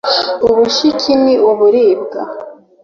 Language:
Kinyarwanda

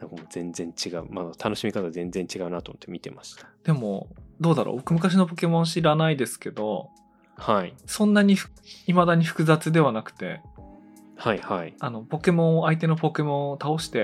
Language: Japanese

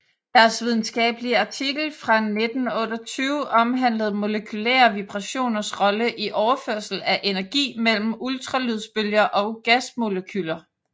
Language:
Danish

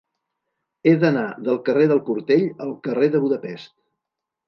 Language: Catalan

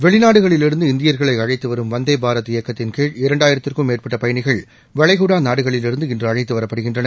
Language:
Tamil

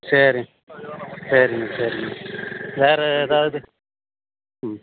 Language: Tamil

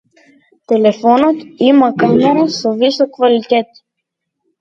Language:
Macedonian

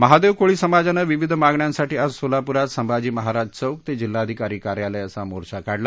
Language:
Marathi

